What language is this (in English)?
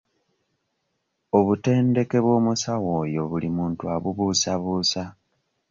Ganda